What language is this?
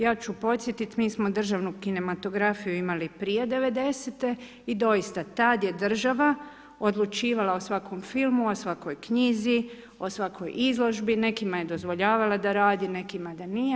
Croatian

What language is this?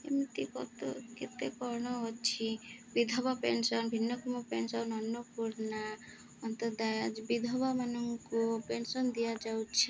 Odia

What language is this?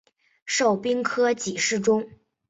Chinese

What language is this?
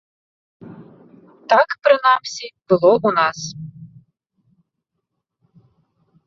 Belarusian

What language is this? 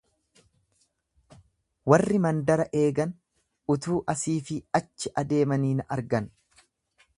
Oromo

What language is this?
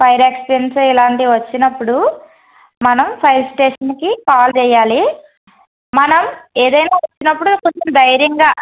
Telugu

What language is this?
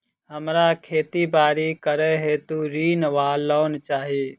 Maithili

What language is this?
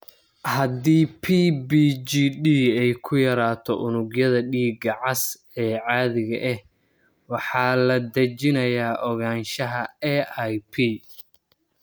Somali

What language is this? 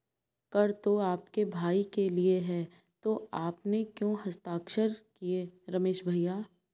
Hindi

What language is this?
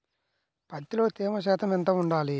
Telugu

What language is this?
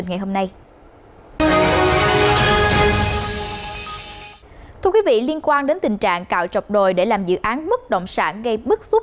Vietnamese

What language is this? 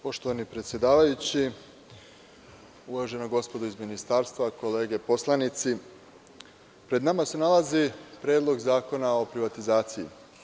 Serbian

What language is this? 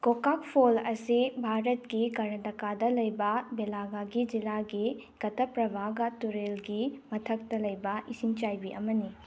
Manipuri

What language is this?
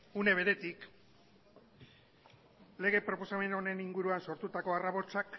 Basque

